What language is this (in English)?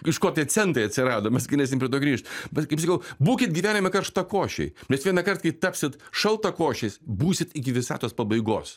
Lithuanian